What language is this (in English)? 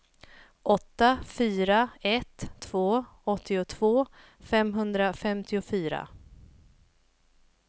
Swedish